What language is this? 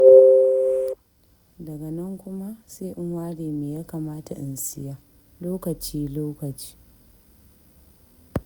Hausa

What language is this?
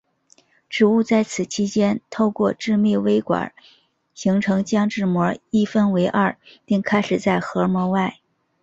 Chinese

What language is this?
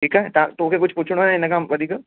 Sindhi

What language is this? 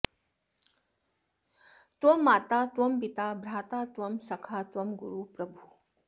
Sanskrit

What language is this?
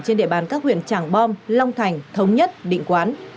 Vietnamese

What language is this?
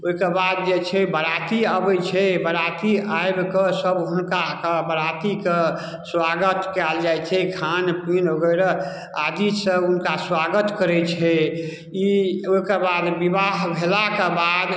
Maithili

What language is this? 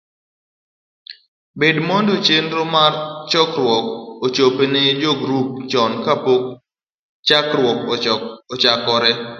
Luo (Kenya and Tanzania)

